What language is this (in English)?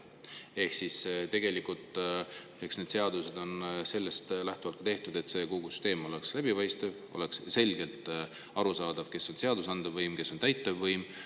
Estonian